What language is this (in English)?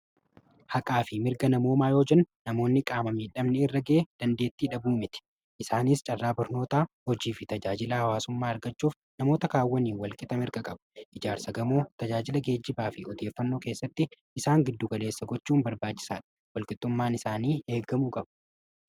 Oromo